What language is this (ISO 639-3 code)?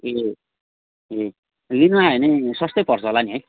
nep